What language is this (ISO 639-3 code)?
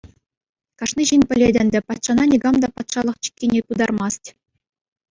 chv